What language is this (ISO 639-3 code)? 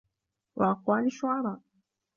ara